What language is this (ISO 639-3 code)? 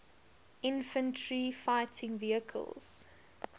eng